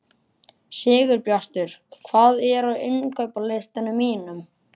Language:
Icelandic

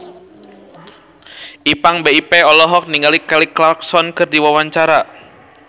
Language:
Sundanese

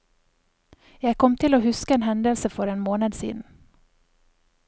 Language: Norwegian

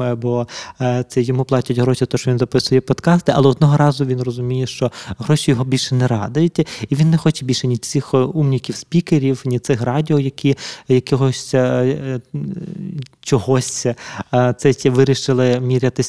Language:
Ukrainian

